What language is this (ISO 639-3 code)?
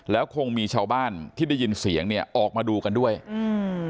tha